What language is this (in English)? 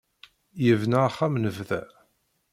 Kabyle